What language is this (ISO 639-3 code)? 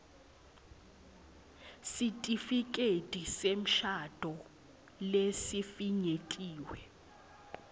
ssw